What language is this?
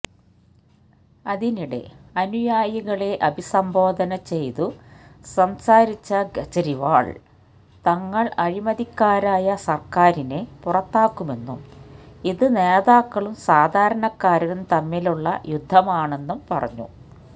Malayalam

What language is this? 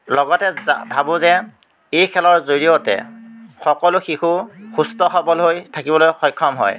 Assamese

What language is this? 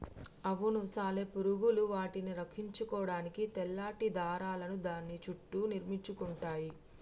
Telugu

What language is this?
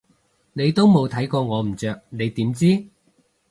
Cantonese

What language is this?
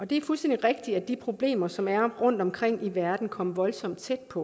Danish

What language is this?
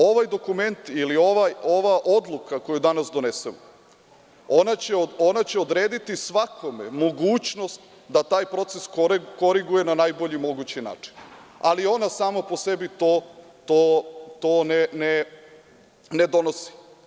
Serbian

